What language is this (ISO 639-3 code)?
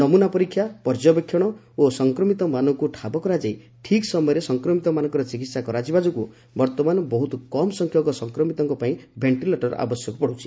ori